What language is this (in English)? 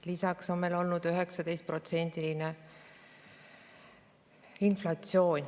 Estonian